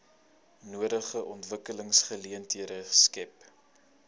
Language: Afrikaans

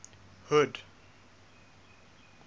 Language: English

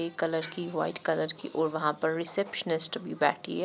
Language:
Hindi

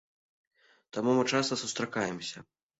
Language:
Belarusian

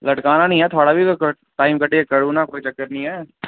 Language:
Dogri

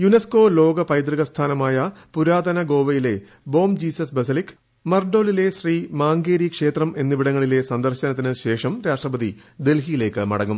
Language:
Malayalam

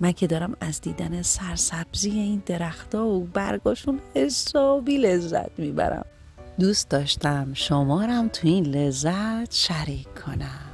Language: Persian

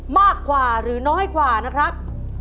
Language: Thai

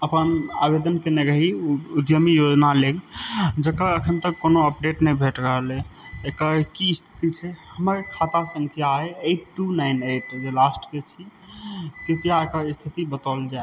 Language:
Maithili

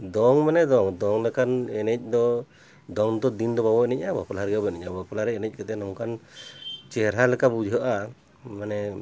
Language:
Santali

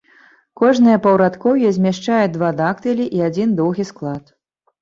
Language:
Belarusian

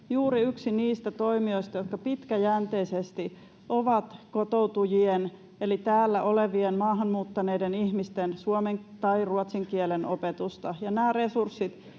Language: Finnish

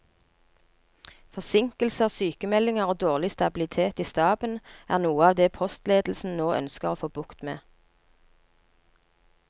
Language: Norwegian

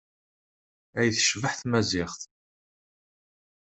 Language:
Kabyle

